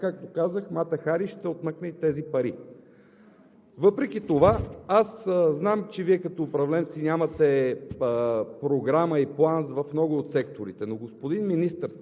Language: Bulgarian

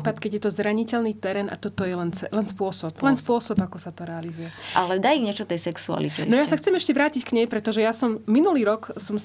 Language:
Slovak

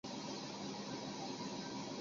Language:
Chinese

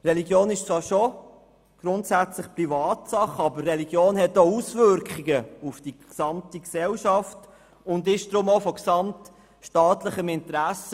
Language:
Swiss German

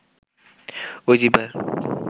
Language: Bangla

